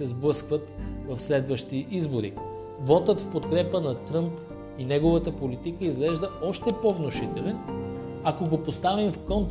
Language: Bulgarian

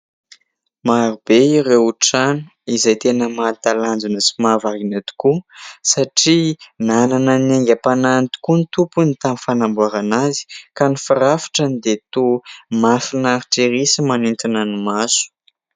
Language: Malagasy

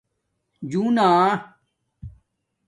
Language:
Domaaki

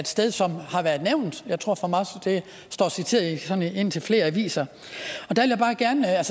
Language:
Danish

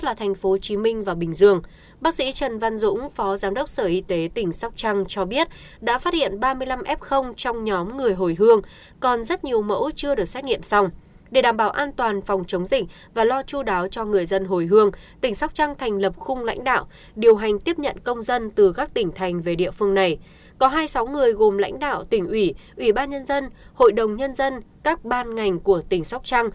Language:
Vietnamese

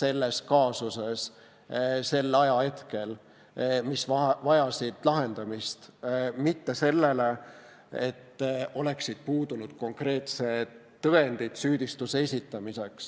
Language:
Estonian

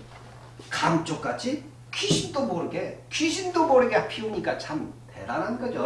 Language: Korean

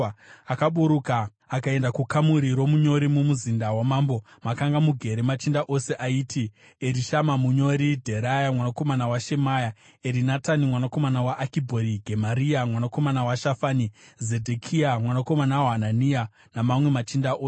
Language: Shona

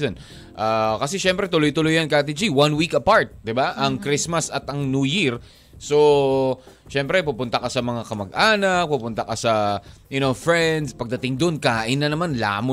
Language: Filipino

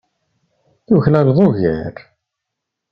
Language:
Kabyle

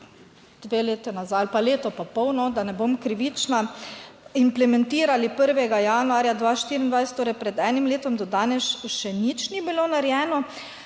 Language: Slovenian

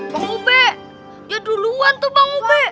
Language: Indonesian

